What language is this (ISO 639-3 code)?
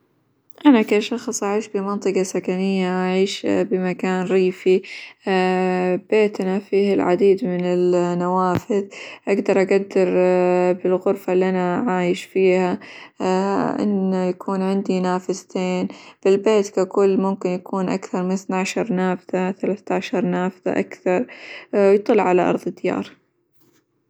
acw